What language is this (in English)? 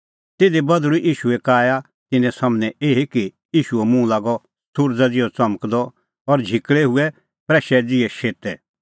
Kullu Pahari